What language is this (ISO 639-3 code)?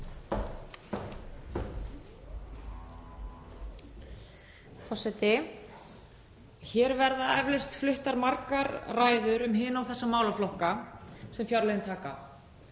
isl